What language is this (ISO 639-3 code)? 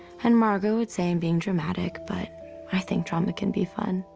eng